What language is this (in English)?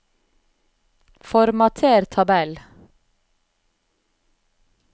Norwegian